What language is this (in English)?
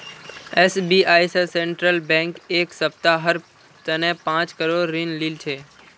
Magahi